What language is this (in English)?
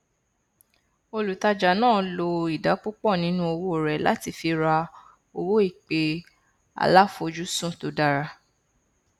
Yoruba